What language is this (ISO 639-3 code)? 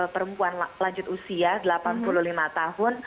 ind